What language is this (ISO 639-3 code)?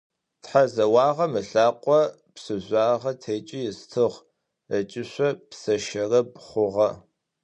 ady